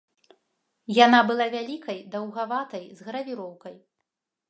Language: Belarusian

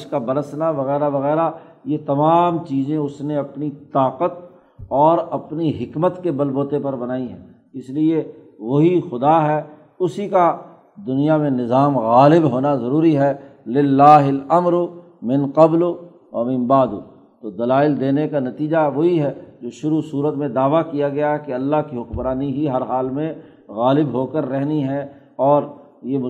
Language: Urdu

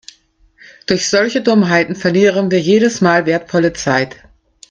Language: German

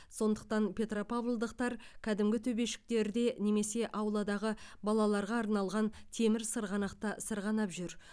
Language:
Kazakh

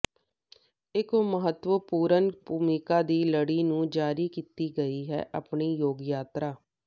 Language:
Punjabi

